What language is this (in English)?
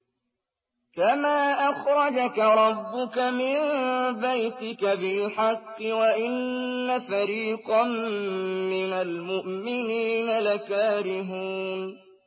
Arabic